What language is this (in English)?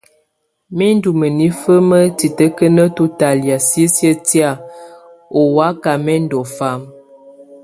Tunen